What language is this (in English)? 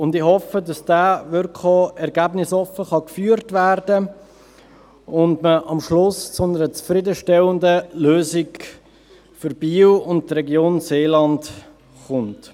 Swiss German